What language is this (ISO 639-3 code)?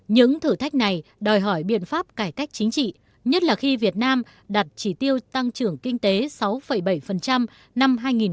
vie